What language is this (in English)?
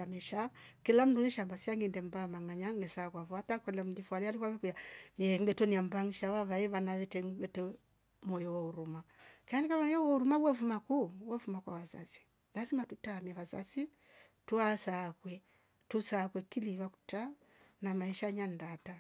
Rombo